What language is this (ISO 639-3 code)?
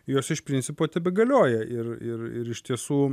lit